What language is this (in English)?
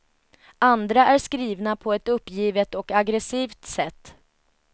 Swedish